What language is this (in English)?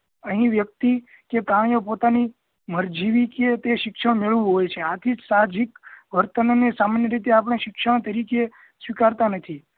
Gujarati